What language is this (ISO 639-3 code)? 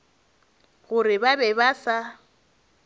nso